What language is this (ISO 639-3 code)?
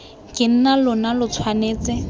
tsn